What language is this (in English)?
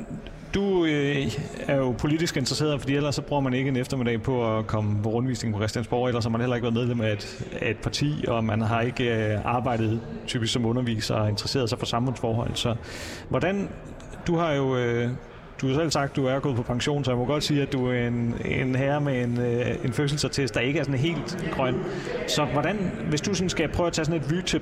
Danish